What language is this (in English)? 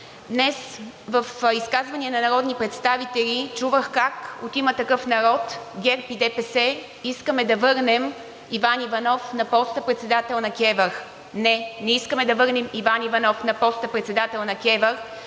Bulgarian